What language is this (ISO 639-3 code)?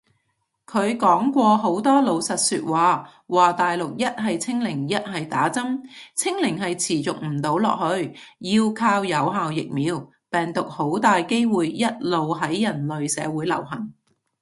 yue